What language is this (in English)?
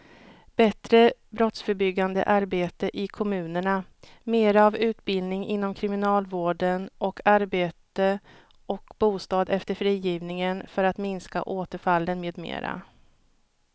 Swedish